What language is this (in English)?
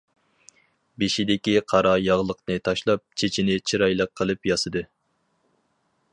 Uyghur